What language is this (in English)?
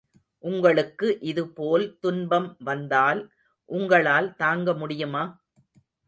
Tamil